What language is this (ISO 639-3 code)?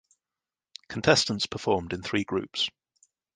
eng